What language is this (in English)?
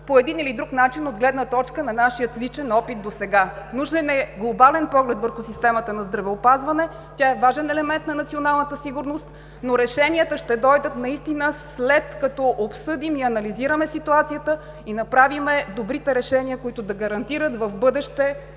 Bulgarian